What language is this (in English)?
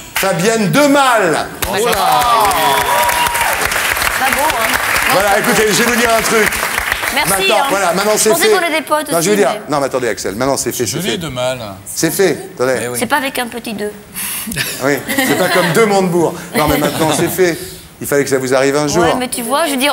French